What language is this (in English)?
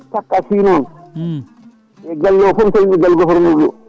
Fula